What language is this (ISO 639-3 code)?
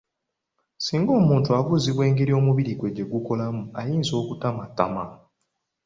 lug